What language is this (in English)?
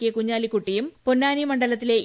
Malayalam